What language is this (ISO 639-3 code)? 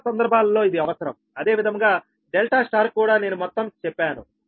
tel